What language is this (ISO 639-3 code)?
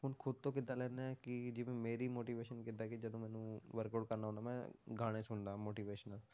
pan